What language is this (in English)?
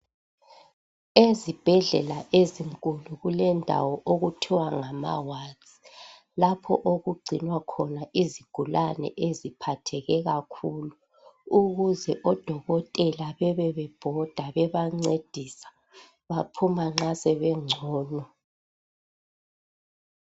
North Ndebele